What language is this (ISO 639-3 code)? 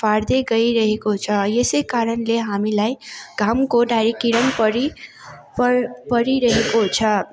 nep